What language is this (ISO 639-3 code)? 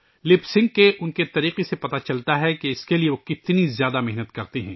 urd